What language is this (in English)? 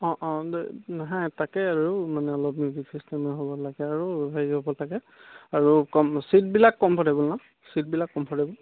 Assamese